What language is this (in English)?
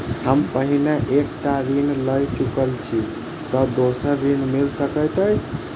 Maithili